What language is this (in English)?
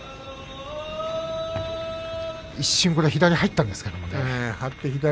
Japanese